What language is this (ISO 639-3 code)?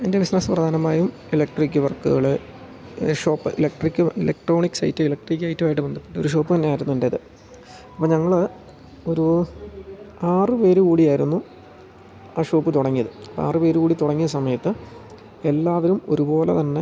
mal